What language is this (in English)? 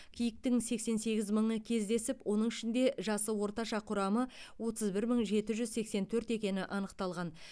Kazakh